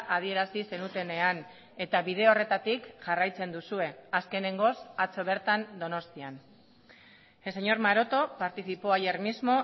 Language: Basque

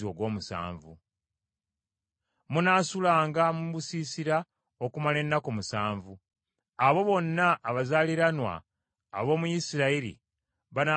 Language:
Ganda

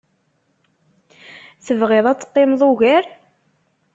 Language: Kabyle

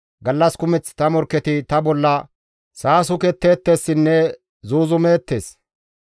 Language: Gamo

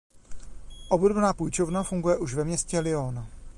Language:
Czech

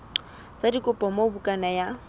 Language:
Southern Sotho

